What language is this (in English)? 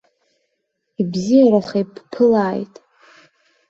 Abkhazian